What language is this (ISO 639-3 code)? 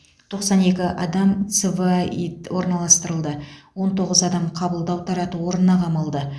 kaz